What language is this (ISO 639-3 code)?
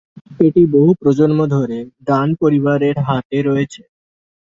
ben